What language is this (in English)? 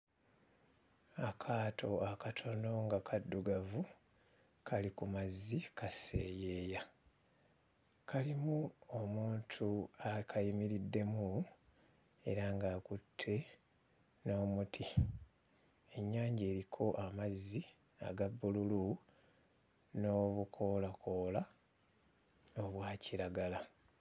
Ganda